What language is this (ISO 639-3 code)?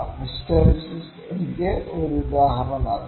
mal